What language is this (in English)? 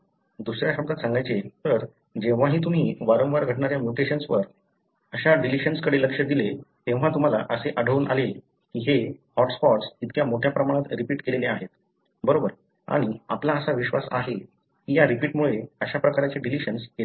Marathi